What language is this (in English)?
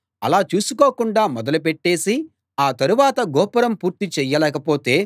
Telugu